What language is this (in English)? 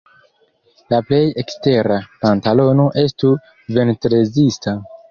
Esperanto